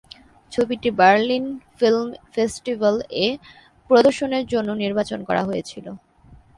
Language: Bangla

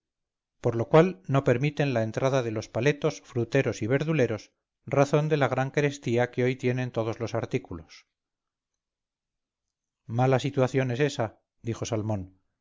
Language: Spanish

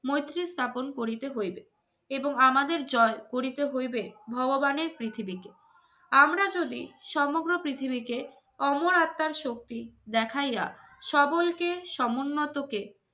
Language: Bangla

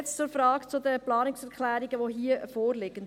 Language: Swiss German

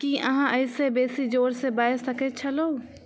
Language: Maithili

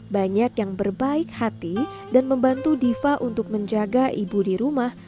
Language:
Indonesian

